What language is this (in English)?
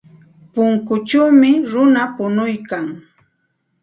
Santa Ana de Tusi Pasco Quechua